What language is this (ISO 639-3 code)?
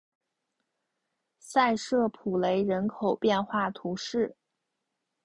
zho